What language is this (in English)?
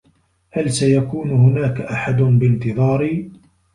Arabic